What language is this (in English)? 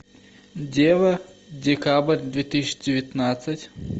Russian